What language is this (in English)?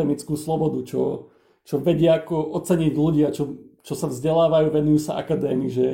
Slovak